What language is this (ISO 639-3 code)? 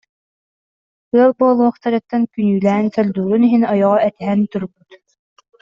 sah